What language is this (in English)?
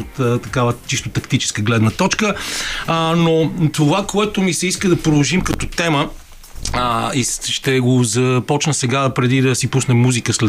Bulgarian